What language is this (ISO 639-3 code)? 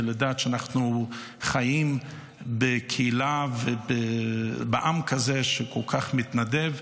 heb